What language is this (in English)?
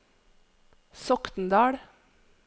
Norwegian